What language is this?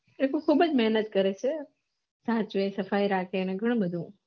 Gujarati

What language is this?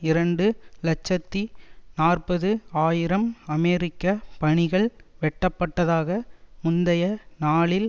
Tamil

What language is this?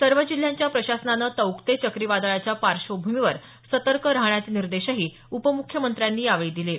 Marathi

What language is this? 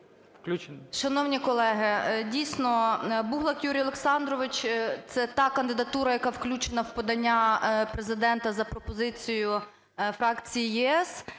Ukrainian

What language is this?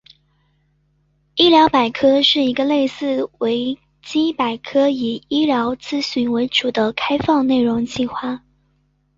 Chinese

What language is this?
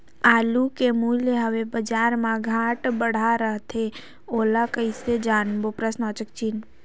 Chhattisgarhi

